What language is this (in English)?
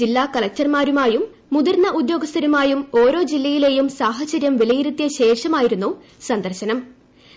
Malayalam